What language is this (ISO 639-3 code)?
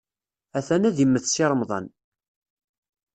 kab